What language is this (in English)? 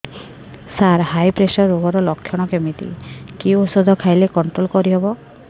Odia